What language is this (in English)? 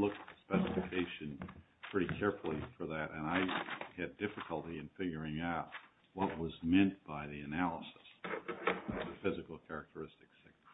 English